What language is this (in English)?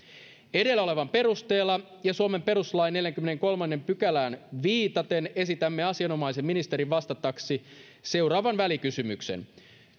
Finnish